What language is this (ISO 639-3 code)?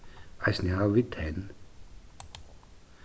fao